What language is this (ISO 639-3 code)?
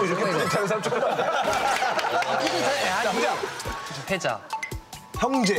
kor